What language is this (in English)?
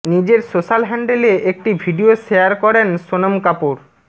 Bangla